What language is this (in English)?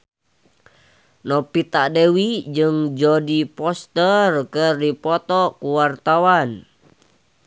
Sundanese